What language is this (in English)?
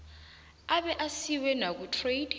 South Ndebele